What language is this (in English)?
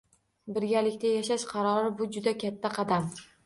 Uzbek